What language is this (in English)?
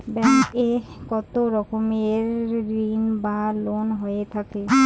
Bangla